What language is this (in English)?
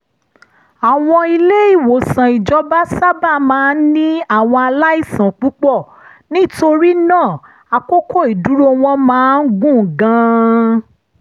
Yoruba